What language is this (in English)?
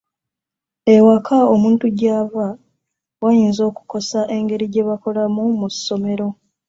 Ganda